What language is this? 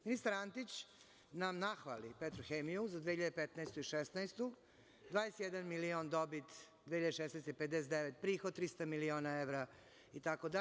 Serbian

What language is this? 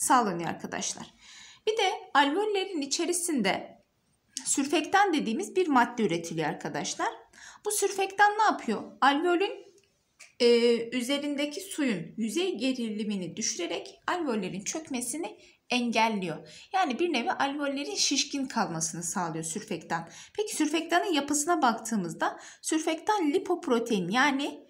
Turkish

